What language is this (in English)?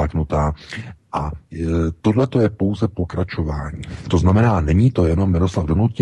Czech